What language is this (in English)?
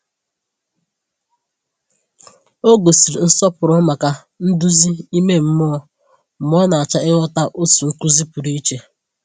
Igbo